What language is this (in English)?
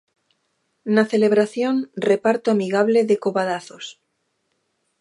Galician